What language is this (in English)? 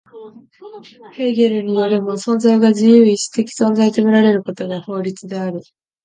Japanese